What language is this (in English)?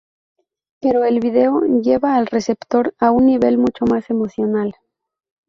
Spanish